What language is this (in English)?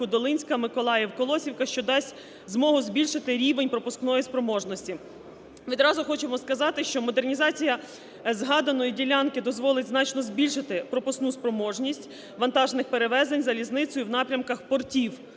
Ukrainian